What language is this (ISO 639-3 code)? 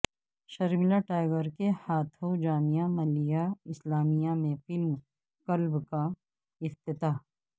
urd